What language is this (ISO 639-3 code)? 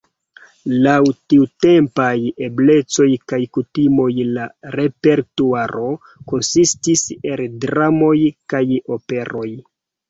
epo